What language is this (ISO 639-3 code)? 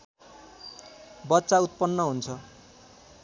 nep